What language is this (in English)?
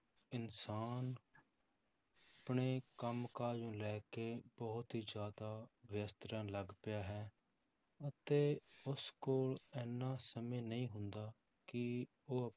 Punjabi